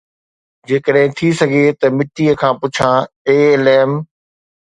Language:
Sindhi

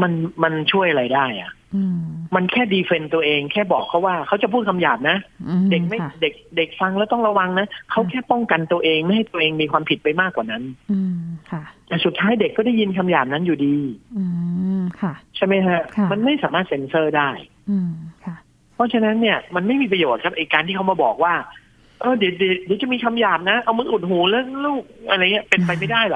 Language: Thai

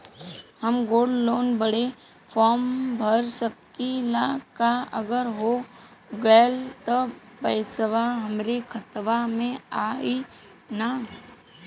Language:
Bhojpuri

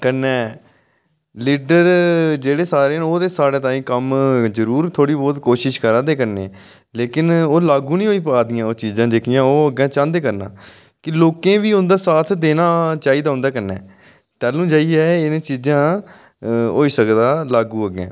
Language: Dogri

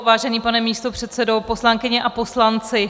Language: Czech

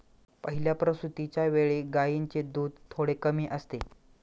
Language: Marathi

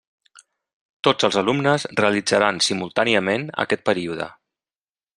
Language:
Catalan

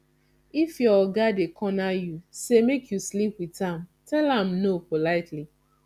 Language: Nigerian Pidgin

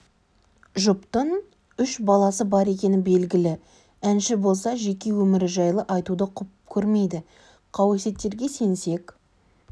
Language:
Kazakh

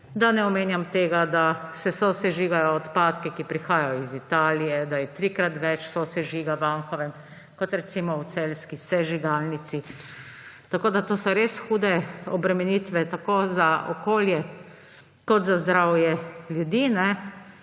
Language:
Slovenian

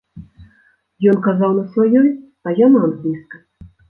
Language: Belarusian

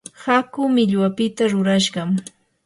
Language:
Yanahuanca Pasco Quechua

